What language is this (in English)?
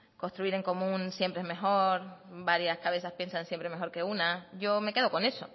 Spanish